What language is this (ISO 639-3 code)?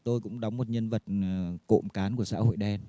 vie